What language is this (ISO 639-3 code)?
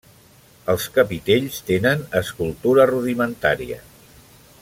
cat